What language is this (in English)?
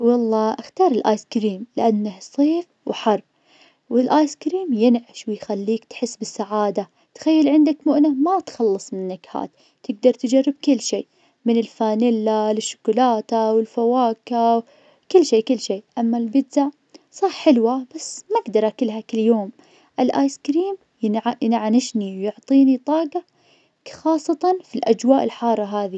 Najdi Arabic